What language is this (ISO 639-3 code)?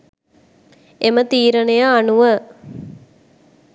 sin